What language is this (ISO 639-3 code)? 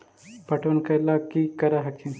mag